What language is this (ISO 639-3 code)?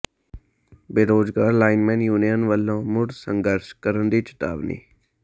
pan